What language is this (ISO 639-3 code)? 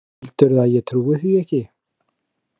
isl